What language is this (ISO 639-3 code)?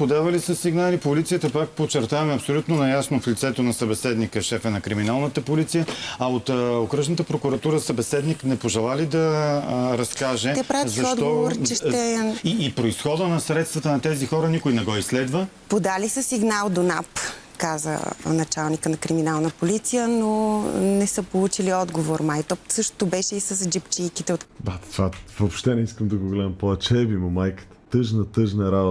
bul